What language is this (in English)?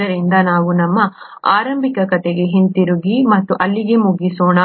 Kannada